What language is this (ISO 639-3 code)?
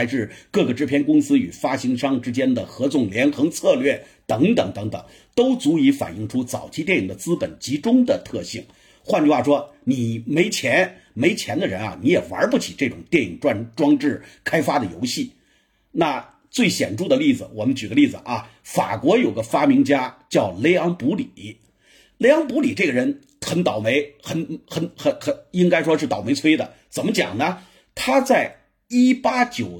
zho